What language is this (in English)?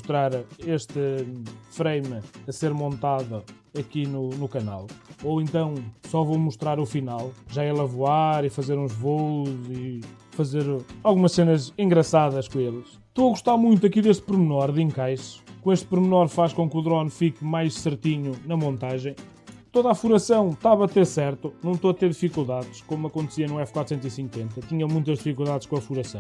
Portuguese